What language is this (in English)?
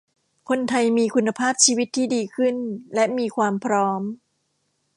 Thai